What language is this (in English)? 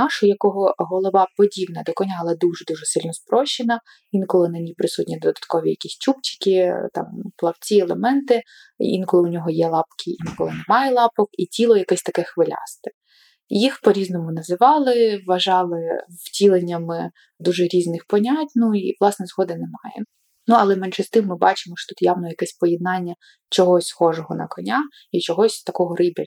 Ukrainian